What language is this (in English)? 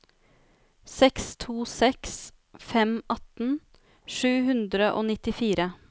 Norwegian